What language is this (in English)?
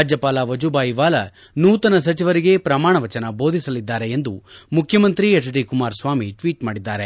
Kannada